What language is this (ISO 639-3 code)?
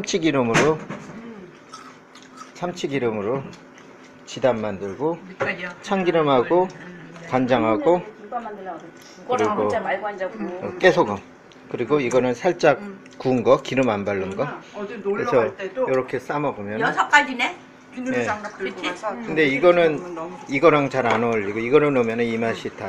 kor